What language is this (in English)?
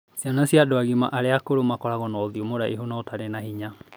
Kikuyu